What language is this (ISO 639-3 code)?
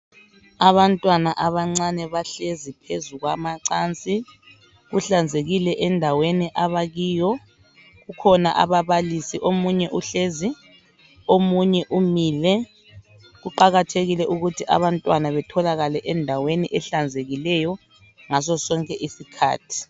nde